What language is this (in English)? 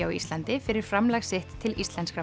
Icelandic